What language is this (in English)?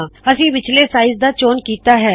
Punjabi